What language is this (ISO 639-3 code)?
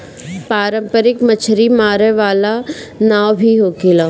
bho